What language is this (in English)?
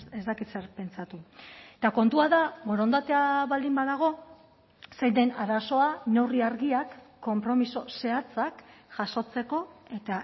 Basque